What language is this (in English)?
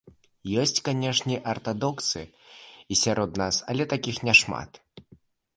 Belarusian